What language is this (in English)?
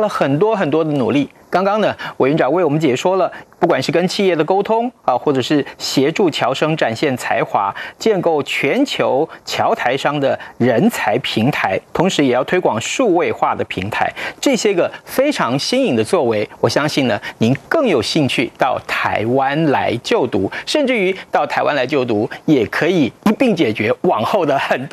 Chinese